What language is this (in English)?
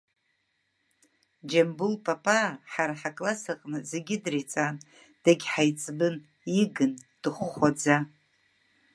Abkhazian